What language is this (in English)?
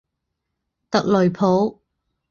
Chinese